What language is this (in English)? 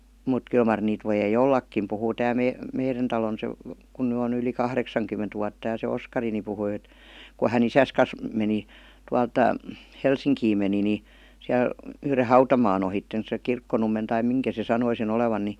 Finnish